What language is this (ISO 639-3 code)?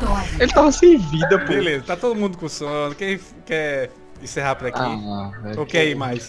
por